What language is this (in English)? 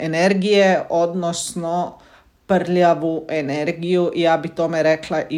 Croatian